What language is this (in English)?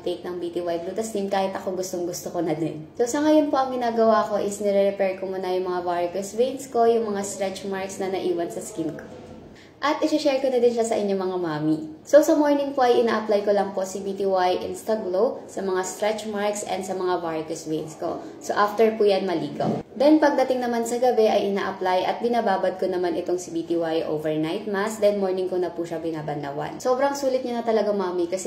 Filipino